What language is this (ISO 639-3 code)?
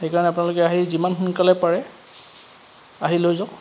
asm